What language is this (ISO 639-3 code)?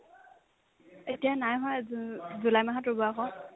asm